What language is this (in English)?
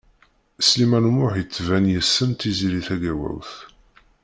Kabyle